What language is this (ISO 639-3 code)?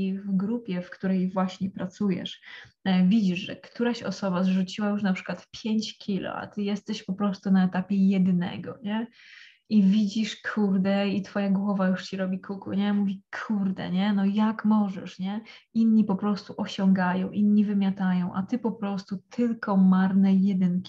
pol